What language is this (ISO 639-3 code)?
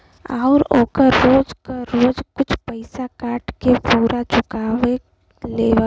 bho